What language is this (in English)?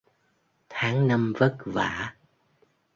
Vietnamese